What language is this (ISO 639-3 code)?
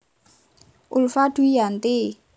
jav